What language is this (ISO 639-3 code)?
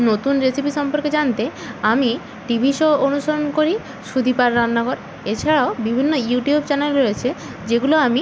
ben